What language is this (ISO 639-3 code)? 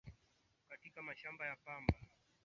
swa